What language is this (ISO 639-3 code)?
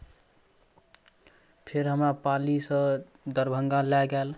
mai